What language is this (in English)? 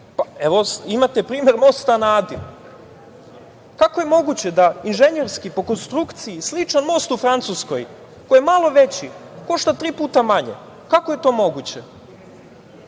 Serbian